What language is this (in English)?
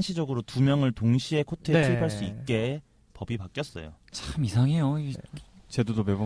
Korean